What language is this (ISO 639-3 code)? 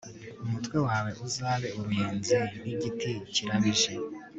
kin